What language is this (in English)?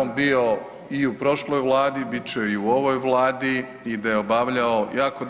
Croatian